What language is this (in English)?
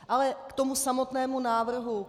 Czech